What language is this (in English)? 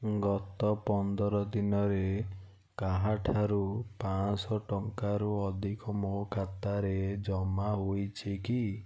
Odia